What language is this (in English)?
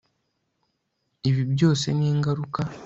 Kinyarwanda